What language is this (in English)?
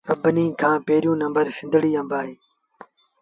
Sindhi Bhil